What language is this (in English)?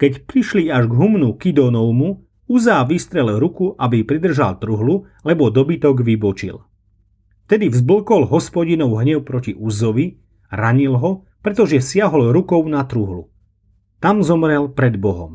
Slovak